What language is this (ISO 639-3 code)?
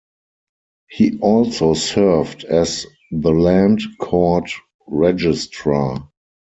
eng